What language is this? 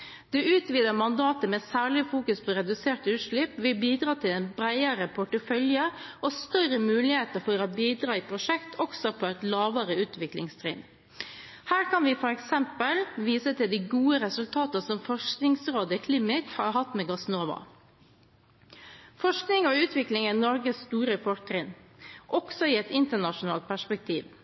Norwegian Bokmål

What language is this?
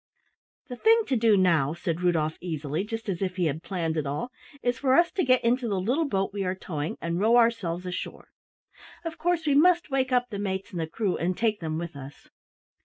English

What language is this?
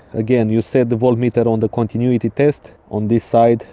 English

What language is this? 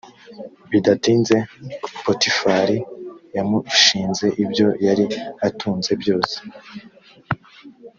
Kinyarwanda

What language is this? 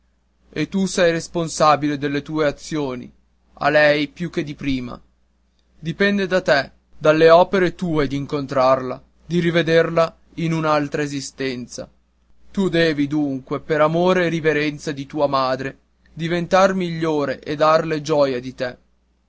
Italian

